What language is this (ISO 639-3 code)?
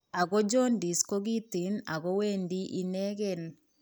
kln